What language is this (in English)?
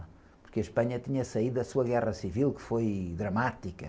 Portuguese